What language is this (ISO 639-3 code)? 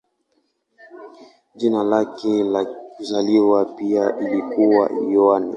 swa